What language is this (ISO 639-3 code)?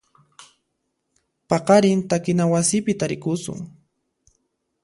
qxp